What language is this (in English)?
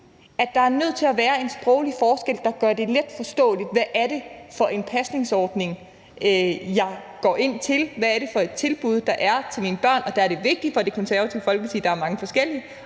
Danish